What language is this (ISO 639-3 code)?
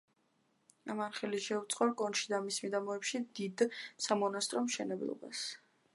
kat